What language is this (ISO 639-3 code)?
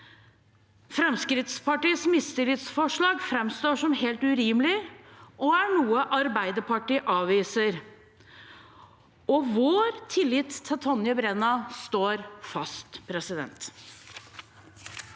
nor